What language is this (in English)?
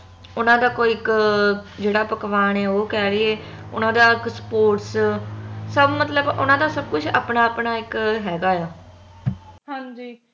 Punjabi